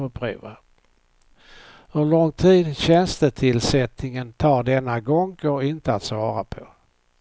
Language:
Swedish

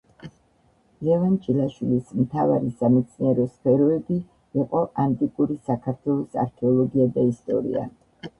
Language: Georgian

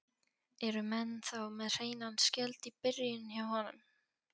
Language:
Icelandic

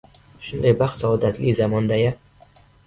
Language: Uzbek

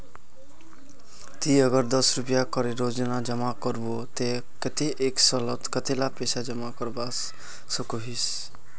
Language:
Magahi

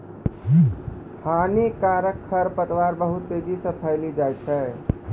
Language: Maithili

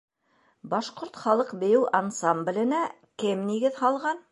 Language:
Bashkir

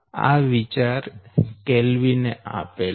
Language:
Gujarati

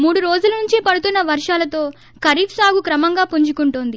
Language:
Telugu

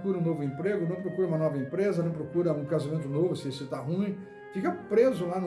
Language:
Portuguese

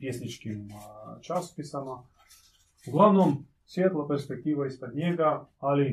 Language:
Croatian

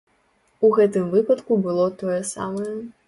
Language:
Belarusian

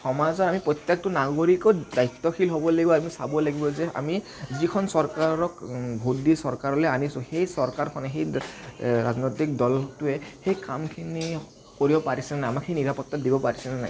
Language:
Assamese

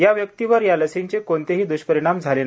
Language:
Marathi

